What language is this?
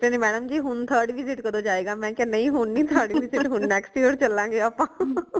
Punjabi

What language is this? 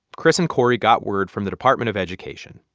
English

